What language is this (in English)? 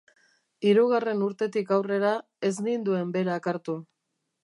Basque